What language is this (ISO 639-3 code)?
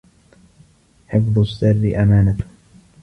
ara